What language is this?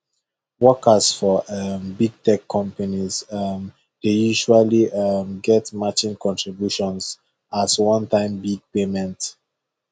Nigerian Pidgin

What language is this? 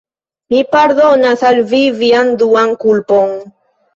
Esperanto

